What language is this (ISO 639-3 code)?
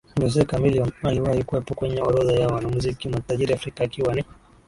swa